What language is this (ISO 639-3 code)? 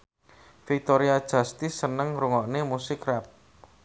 jav